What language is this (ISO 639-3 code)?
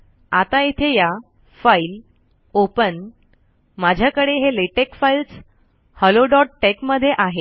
mar